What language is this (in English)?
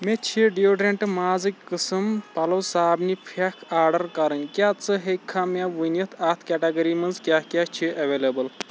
Kashmiri